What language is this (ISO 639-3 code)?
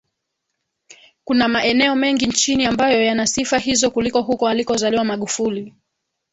swa